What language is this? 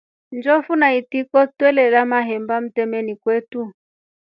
Rombo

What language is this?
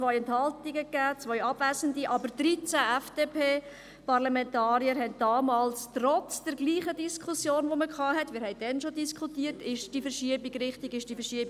Swiss German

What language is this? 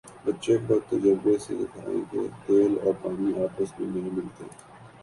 Urdu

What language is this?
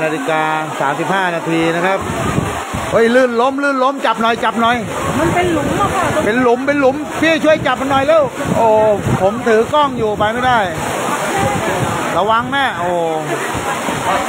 Thai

